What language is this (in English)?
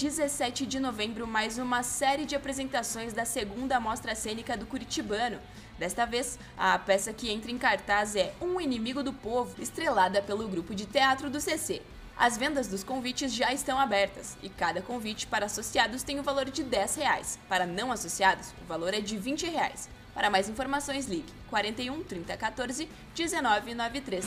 Portuguese